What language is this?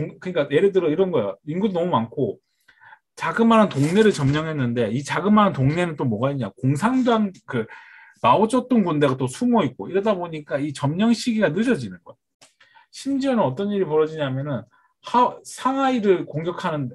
Korean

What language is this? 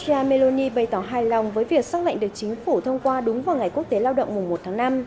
Vietnamese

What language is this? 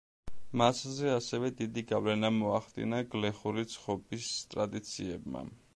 Georgian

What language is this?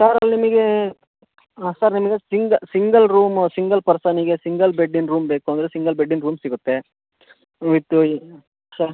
Kannada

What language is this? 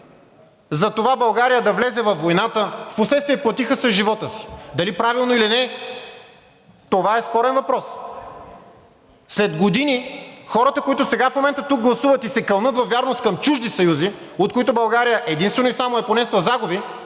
Bulgarian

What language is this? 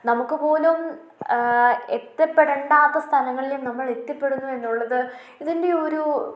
Malayalam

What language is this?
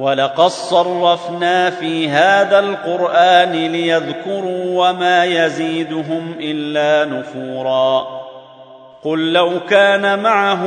Arabic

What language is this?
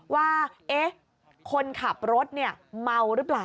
Thai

